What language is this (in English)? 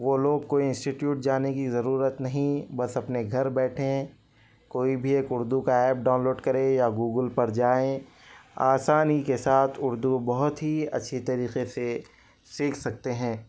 Urdu